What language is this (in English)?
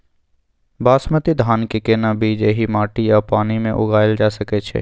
Maithili